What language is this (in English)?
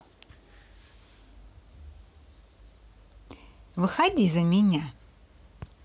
Russian